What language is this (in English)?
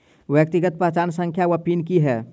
Maithili